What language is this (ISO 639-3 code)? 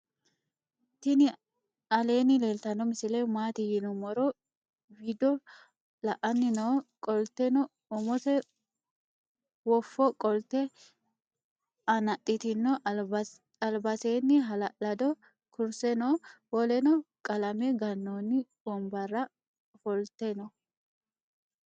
sid